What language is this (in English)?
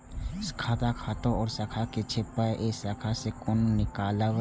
Maithili